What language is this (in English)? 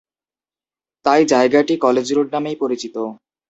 Bangla